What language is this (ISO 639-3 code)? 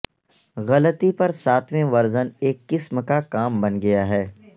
urd